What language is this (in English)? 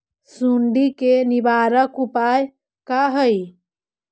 Magahi